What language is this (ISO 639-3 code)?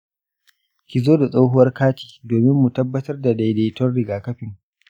hau